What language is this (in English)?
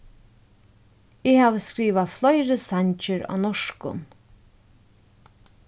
Faroese